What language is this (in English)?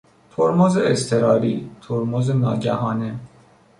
Persian